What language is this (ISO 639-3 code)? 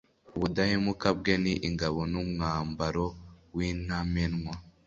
kin